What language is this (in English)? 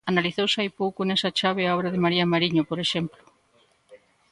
Galician